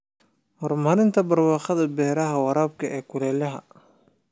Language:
Somali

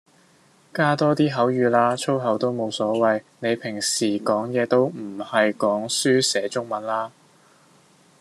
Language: Cantonese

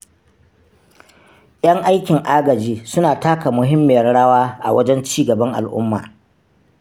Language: Hausa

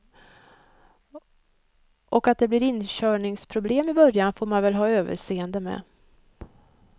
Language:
Swedish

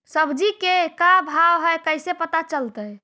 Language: Magahi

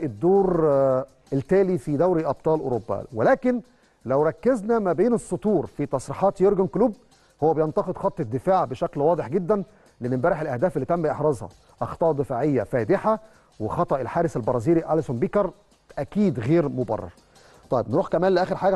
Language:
Arabic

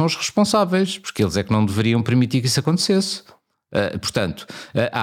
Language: Portuguese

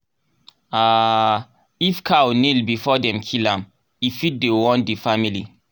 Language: Nigerian Pidgin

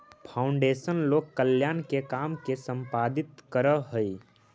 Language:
Magahi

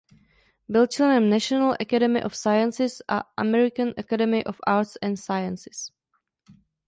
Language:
Czech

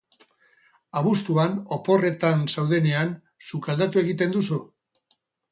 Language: Basque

